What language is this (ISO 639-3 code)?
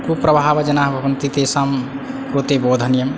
san